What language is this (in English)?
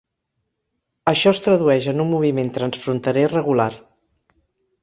Catalan